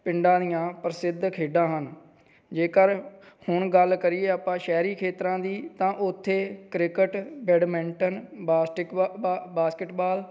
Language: Punjabi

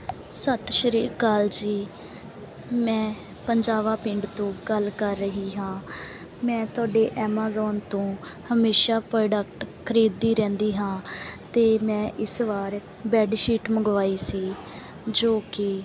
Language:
Punjabi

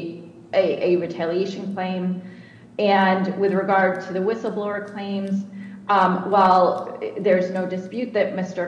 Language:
English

